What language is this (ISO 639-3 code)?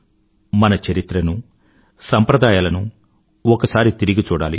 tel